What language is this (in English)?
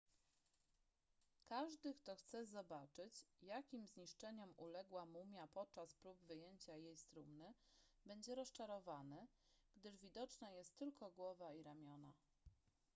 Polish